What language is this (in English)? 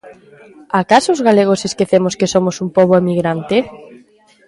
Galician